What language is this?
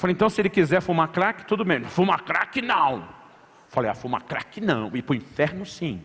Portuguese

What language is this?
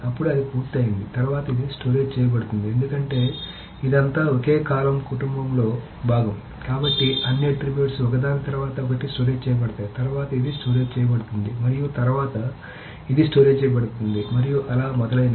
Telugu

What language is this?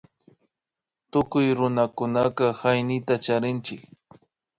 Imbabura Highland Quichua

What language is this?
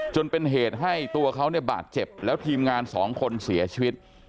Thai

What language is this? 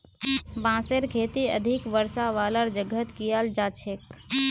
Magahi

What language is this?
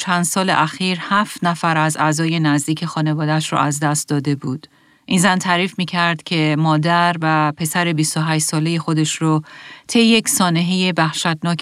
Persian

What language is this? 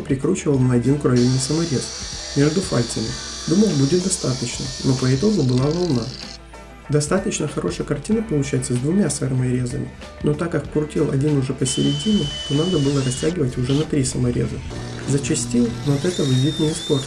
Russian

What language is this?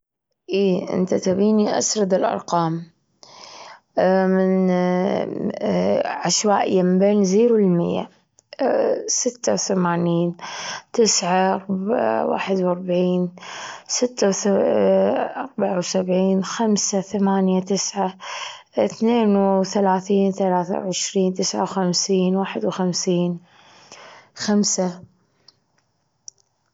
Gulf Arabic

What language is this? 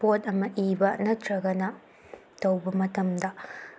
Manipuri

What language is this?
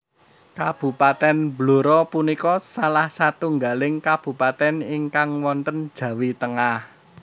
Javanese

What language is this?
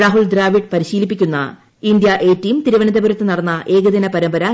Malayalam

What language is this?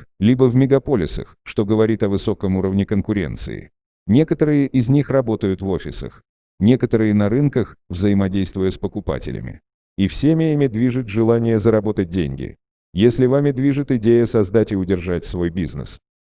Russian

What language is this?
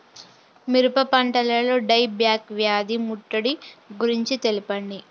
Telugu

